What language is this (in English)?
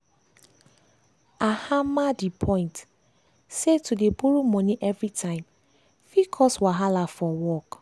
Nigerian Pidgin